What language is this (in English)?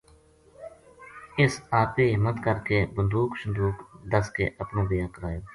Gujari